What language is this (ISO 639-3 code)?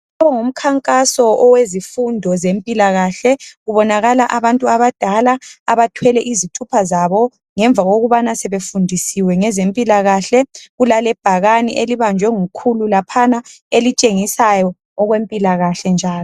nde